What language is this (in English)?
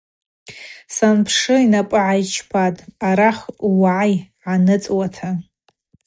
Abaza